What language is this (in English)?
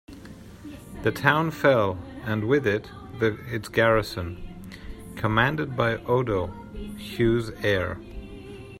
English